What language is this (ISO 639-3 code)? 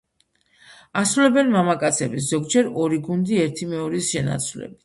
kat